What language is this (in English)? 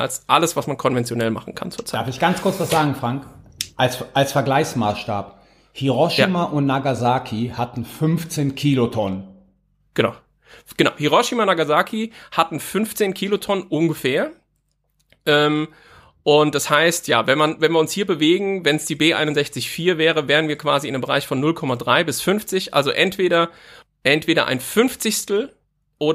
German